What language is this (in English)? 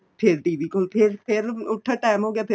Punjabi